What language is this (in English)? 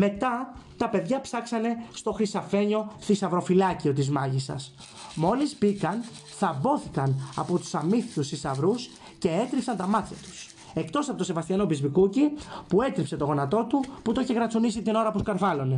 Greek